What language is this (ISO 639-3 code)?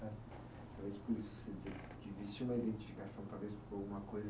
por